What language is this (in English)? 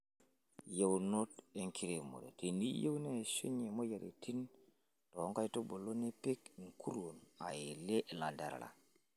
Masai